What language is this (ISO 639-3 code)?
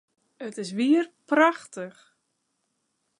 fry